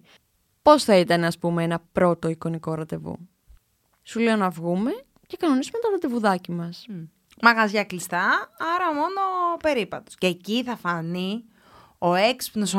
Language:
Greek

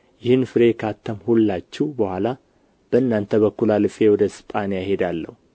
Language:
Amharic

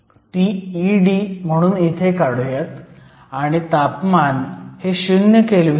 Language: Marathi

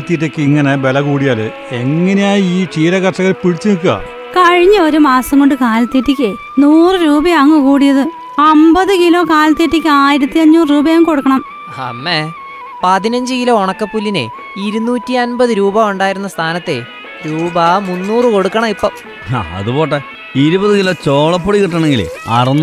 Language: Malayalam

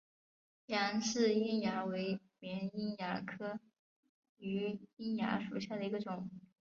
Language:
Chinese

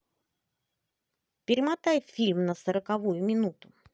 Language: Russian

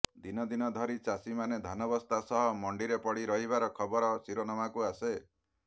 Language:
Odia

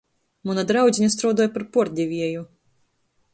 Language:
Latgalian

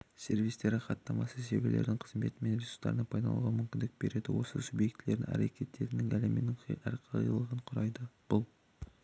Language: Kazakh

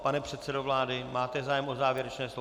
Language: Czech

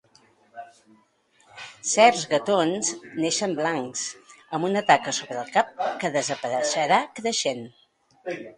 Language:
Catalan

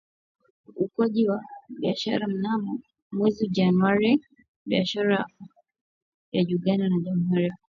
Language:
Swahili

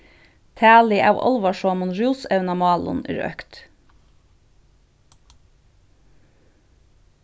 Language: Faroese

